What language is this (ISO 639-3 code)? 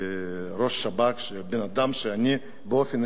heb